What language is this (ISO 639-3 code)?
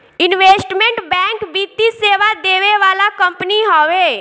bho